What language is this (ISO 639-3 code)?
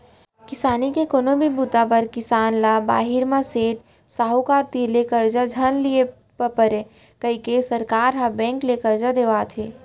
hne